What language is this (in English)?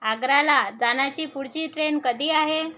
Marathi